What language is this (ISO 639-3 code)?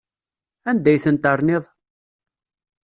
kab